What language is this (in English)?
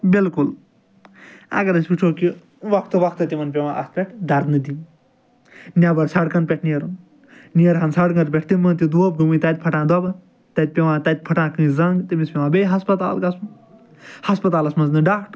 Kashmiri